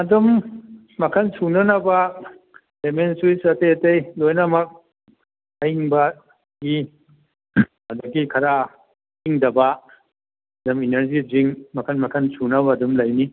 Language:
Manipuri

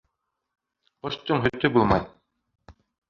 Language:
Bashkir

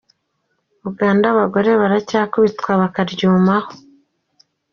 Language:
Kinyarwanda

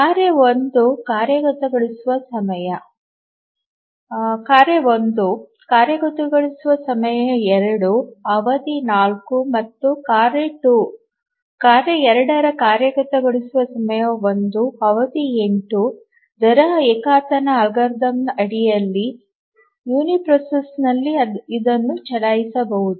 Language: Kannada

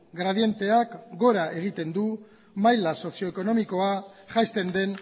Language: Basque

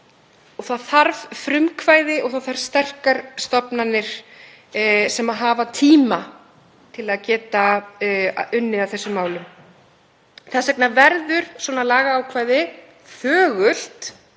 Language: Icelandic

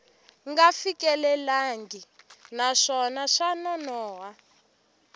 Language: Tsonga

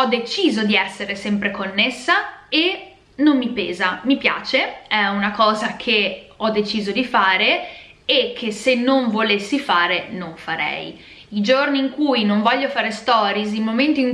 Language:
Italian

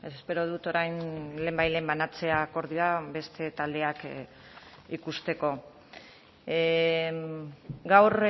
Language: Basque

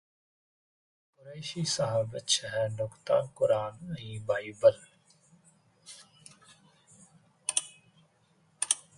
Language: Sindhi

